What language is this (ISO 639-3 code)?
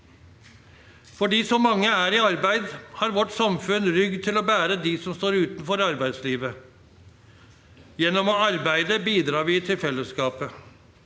nor